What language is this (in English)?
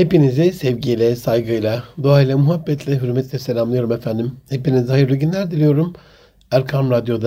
Turkish